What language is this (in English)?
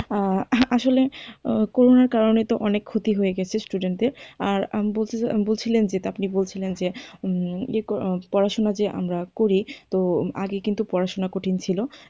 Bangla